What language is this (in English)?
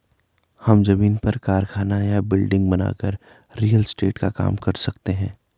Hindi